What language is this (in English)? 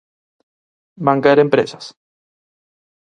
Galician